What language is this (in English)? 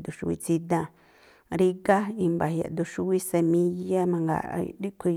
Tlacoapa Me'phaa